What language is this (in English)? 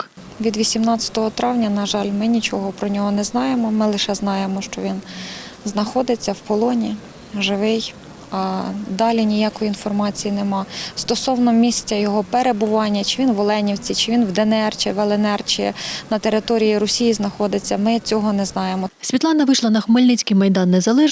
Ukrainian